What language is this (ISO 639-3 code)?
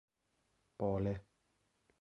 epo